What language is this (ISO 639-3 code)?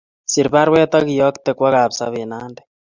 kln